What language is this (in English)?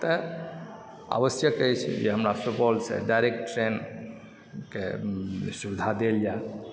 Maithili